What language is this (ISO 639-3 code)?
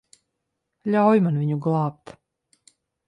lav